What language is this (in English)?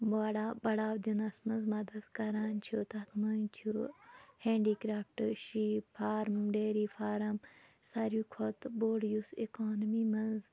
Kashmiri